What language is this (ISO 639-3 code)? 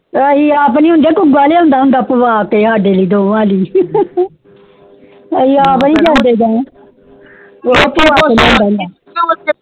pan